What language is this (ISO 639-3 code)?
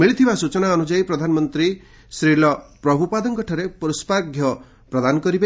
ori